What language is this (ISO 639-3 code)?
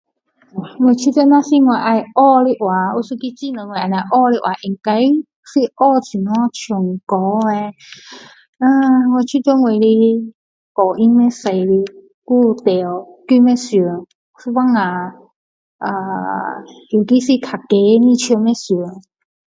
cdo